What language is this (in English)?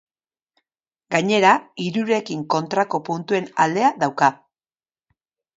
Basque